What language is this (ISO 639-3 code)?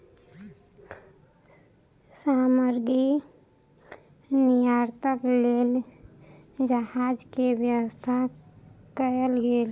mai